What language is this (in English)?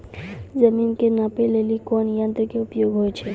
Maithili